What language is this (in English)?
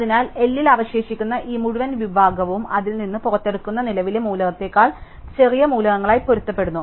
Malayalam